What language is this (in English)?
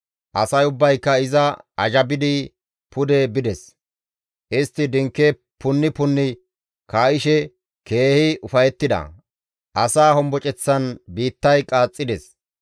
Gamo